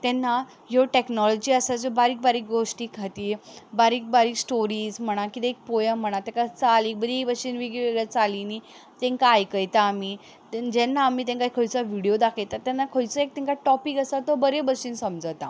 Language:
Konkani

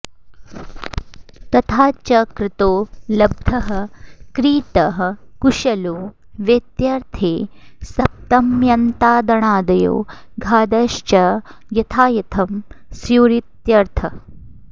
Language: Sanskrit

